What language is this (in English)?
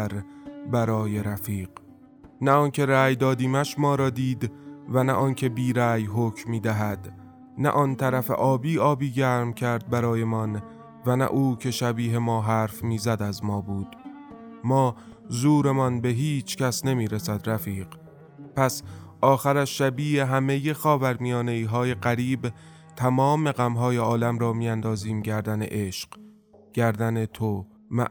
Persian